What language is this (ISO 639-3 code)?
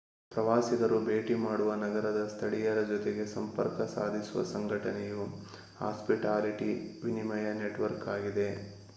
kan